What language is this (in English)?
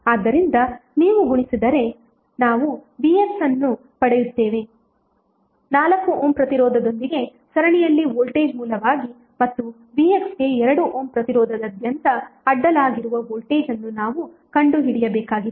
Kannada